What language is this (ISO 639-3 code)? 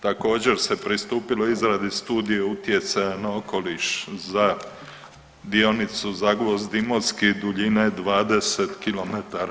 hrv